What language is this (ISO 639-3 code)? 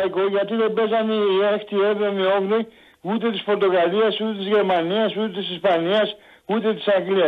ell